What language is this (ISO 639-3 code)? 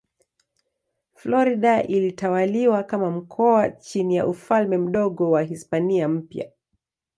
swa